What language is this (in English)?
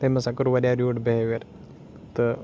Kashmiri